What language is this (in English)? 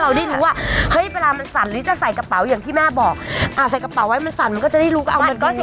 Thai